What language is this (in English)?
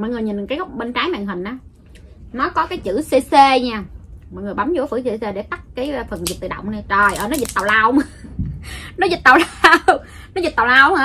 Vietnamese